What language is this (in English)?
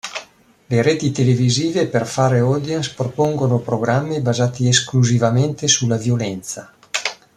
Italian